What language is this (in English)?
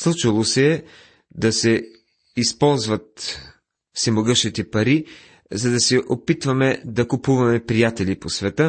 Bulgarian